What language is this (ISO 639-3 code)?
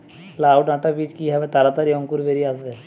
ben